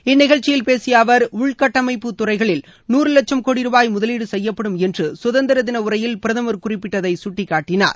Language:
Tamil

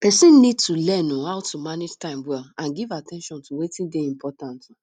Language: Nigerian Pidgin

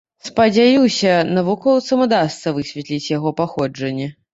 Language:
Belarusian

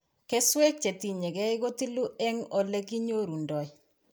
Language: Kalenjin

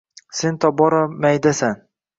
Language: Uzbek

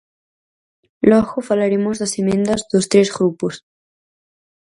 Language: Galician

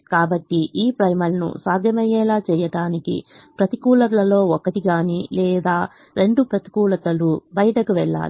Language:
Telugu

